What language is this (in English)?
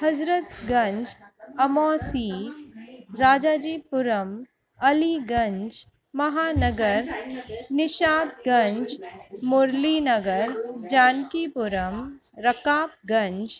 Sindhi